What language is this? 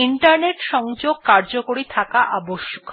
Bangla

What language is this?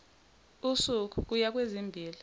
Zulu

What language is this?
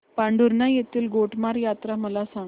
Marathi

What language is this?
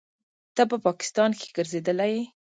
Pashto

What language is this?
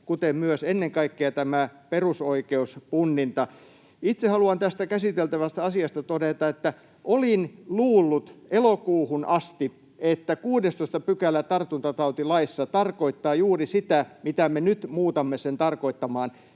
Finnish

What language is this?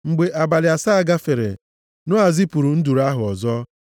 Igbo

